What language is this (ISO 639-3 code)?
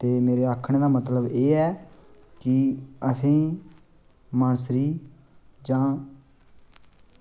doi